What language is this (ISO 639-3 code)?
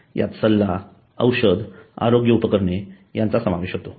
mar